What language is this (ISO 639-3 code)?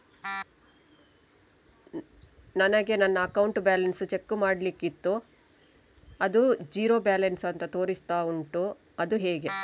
kan